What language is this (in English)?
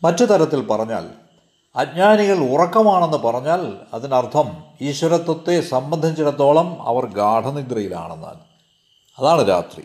Malayalam